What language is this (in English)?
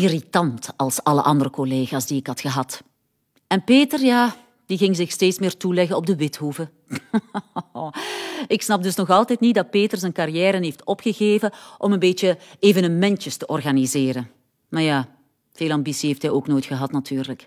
Dutch